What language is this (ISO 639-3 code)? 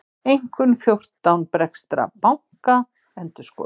isl